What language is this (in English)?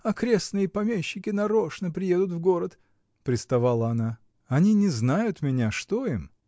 Russian